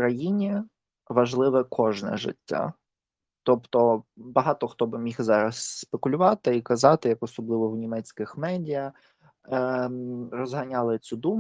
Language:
Ukrainian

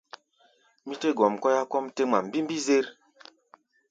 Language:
Gbaya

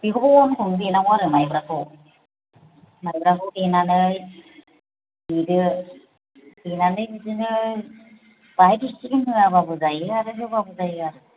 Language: Bodo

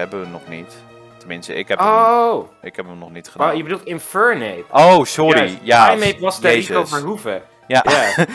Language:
Dutch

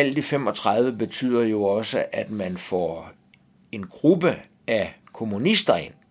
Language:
Danish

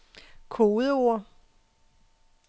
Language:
Danish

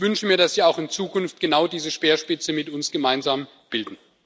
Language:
German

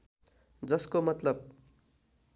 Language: Nepali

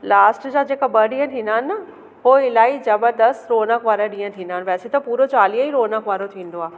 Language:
Sindhi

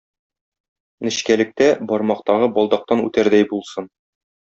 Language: Tatar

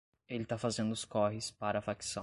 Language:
Portuguese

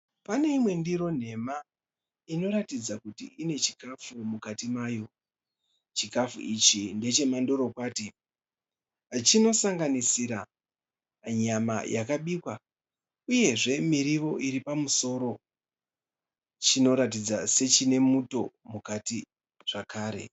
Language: Shona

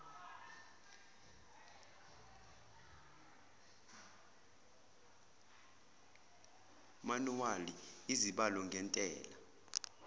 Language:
Zulu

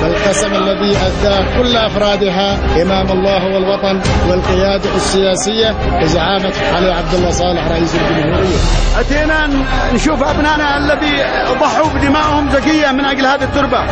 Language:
Arabic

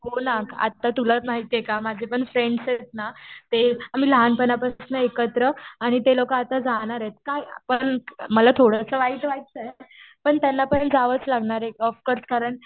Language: Marathi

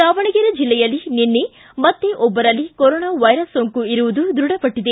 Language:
Kannada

